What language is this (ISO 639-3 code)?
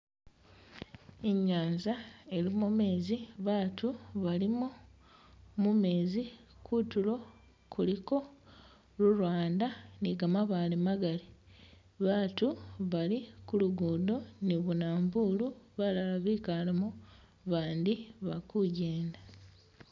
myx